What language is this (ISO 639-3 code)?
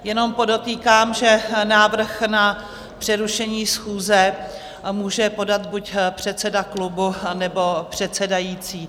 ces